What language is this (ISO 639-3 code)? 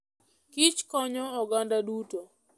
luo